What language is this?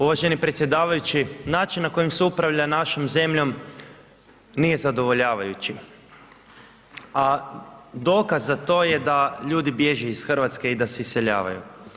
Croatian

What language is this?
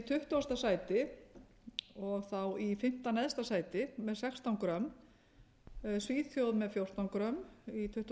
Icelandic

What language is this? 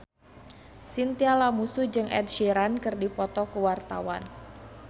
Sundanese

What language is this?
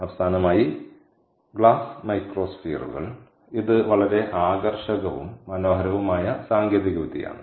Malayalam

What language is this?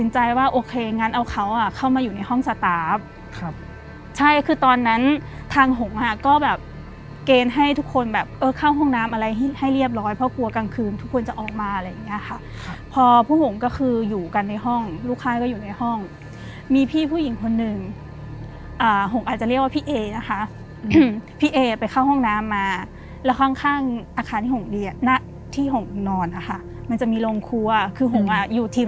Thai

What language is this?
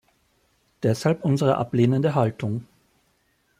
German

